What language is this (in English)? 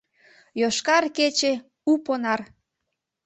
Mari